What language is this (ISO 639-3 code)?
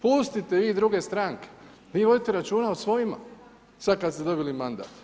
hrv